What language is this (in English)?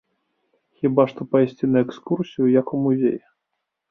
Belarusian